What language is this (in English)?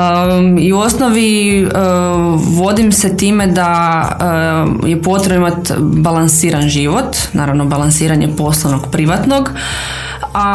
Croatian